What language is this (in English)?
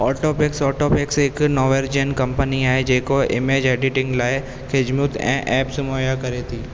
Sindhi